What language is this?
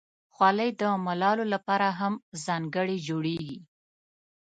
Pashto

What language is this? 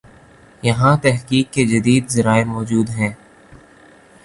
Urdu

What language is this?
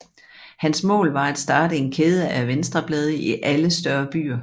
Danish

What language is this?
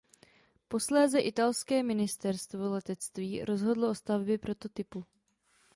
Czech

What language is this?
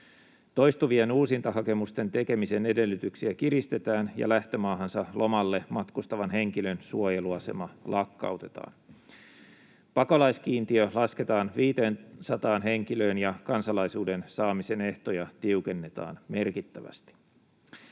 Finnish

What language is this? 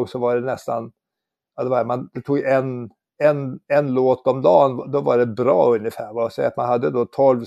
Swedish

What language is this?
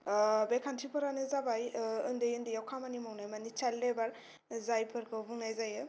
Bodo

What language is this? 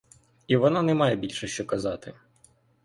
Ukrainian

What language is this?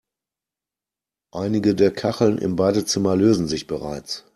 German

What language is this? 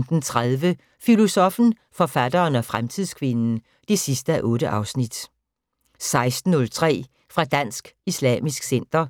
Danish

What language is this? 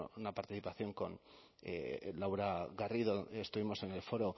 Spanish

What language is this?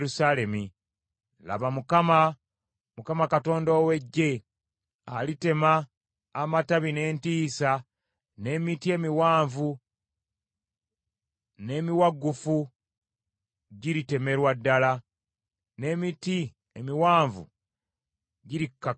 Ganda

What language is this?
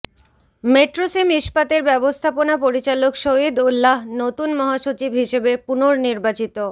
Bangla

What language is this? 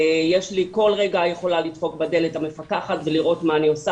Hebrew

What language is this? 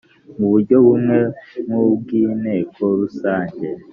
Kinyarwanda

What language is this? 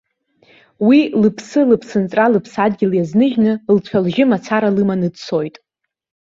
Abkhazian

